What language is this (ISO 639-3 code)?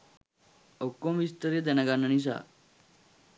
sin